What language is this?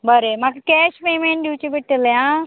Konkani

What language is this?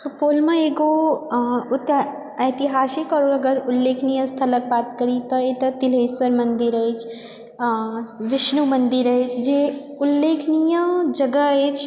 Maithili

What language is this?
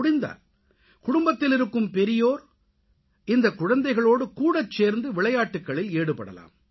Tamil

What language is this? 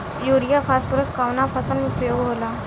Bhojpuri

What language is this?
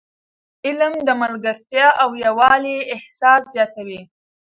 Pashto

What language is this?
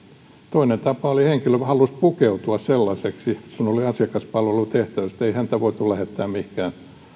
Finnish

